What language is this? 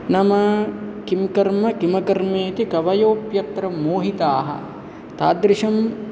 Sanskrit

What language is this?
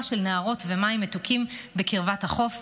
Hebrew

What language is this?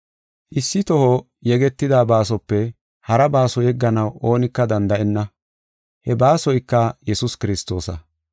Gofa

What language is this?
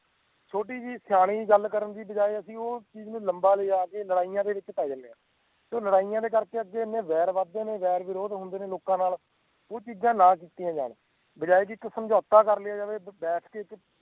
Punjabi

